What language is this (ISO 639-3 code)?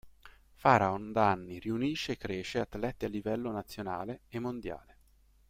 ita